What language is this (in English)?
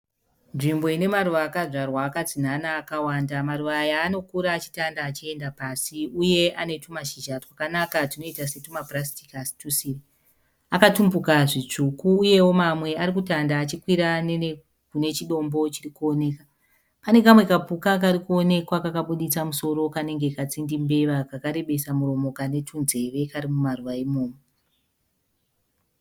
Shona